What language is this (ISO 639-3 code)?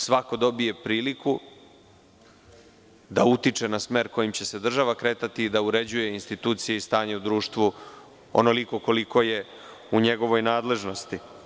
srp